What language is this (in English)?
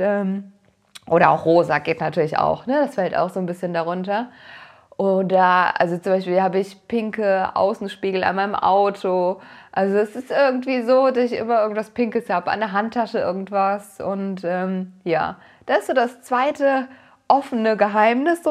German